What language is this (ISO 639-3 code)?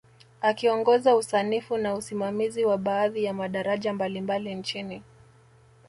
swa